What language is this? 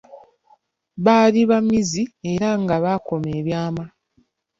Ganda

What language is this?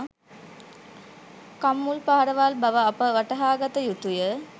Sinhala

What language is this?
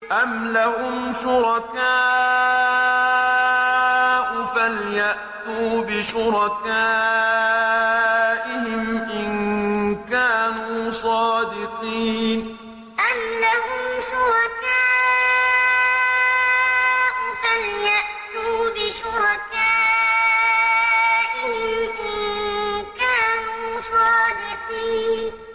Arabic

